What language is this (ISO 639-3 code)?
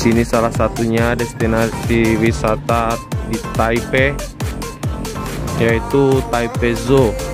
ind